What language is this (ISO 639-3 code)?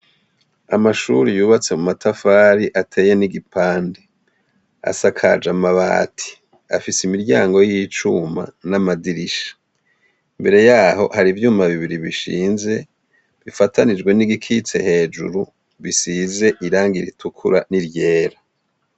run